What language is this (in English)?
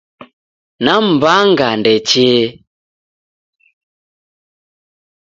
Taita